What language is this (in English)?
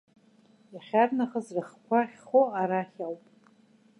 Abkhazian